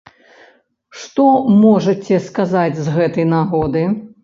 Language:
Belarusian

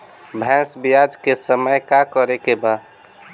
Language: Bhojpuri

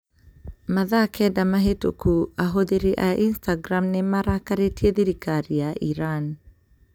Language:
Kikuyu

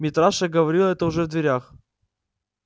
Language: Russian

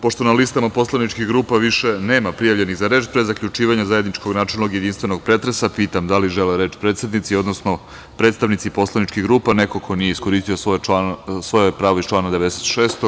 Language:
Serbian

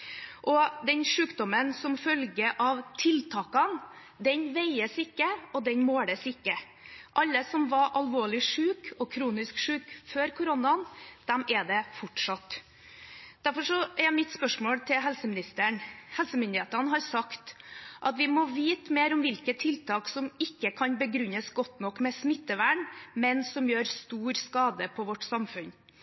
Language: Norwegian Bokmål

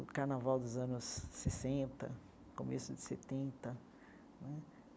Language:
Portuguese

